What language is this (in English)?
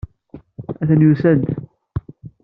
Kabyle